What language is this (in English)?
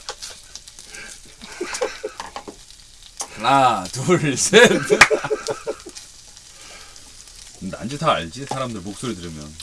Korean